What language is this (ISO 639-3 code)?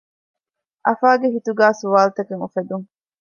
div